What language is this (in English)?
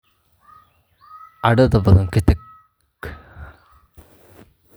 Somali